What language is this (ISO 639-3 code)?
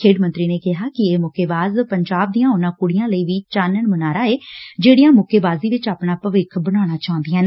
pan